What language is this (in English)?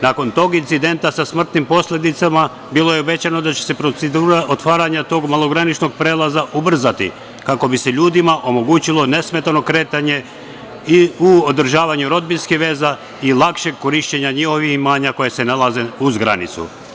Serbian